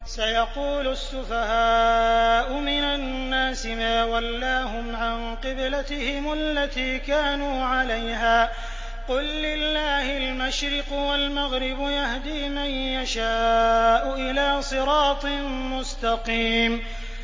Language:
Arabic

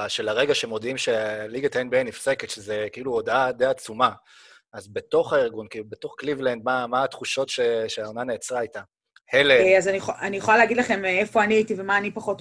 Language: Hebrew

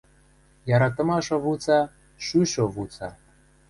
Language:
Western Mari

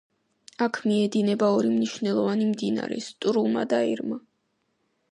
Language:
Georgian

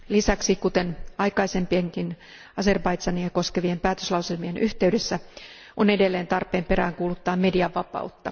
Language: Finnish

